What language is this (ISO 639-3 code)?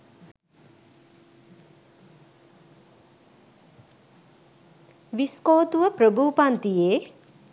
sin